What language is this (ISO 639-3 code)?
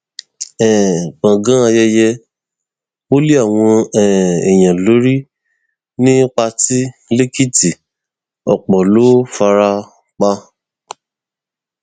yor